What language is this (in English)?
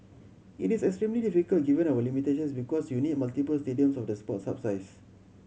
English